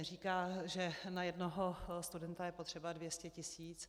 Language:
Czech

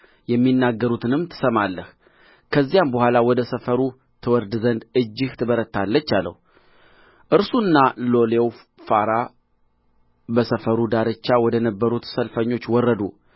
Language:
Amharic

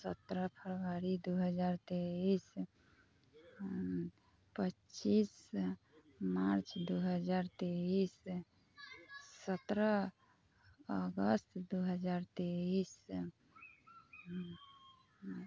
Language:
Maithili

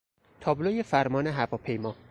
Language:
Persian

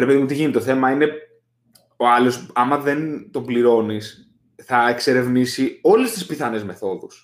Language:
Greek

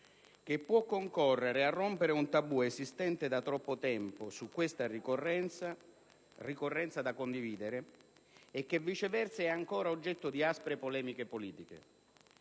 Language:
Italian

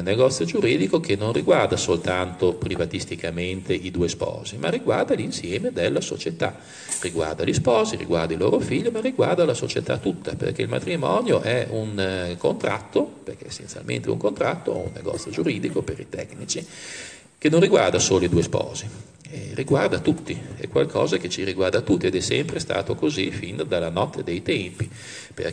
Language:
Italian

